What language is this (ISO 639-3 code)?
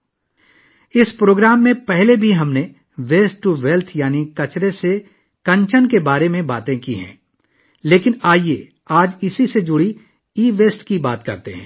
urd